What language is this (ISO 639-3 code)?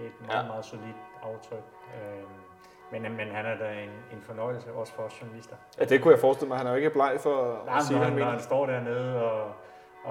dan